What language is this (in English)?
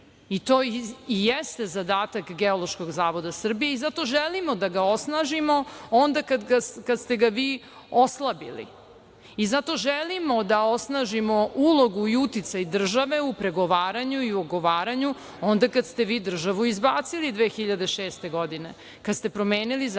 Serbian